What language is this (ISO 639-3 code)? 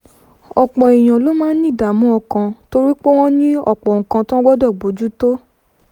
yor